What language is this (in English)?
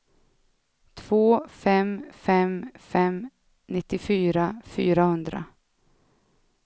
Swedish